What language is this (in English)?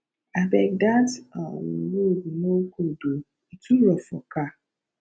Nigerian Pidgin